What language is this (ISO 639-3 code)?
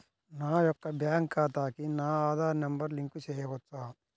tel